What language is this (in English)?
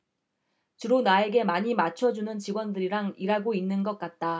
Korean